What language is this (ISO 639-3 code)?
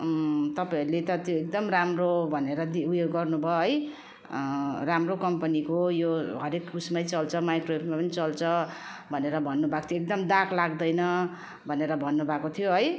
nep